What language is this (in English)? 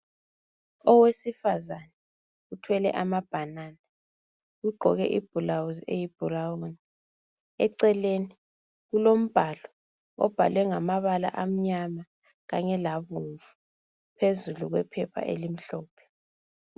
North Ndebele